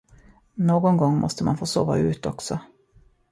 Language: Swedish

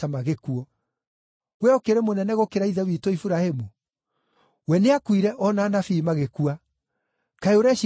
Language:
Kikuyu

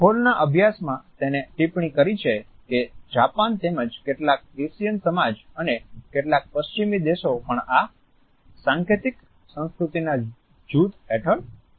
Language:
Gujarati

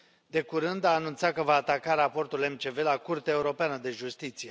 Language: Romanian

